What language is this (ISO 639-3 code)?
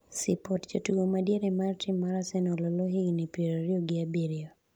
luo